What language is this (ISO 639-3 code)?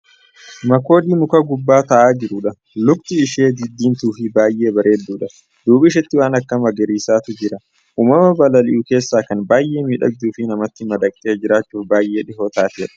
orm